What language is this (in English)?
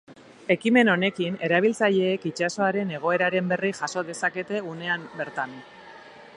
Basque